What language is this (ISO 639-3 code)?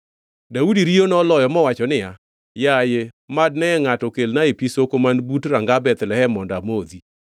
luo